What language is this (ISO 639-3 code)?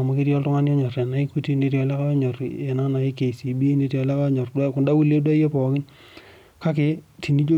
mas